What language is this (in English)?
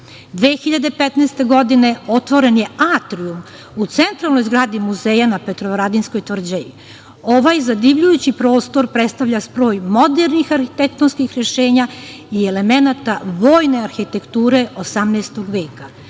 Serbian